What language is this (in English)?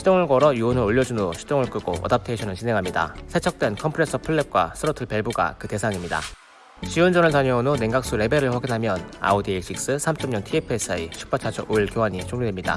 Korean